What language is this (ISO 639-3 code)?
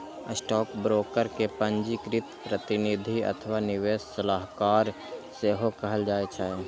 mai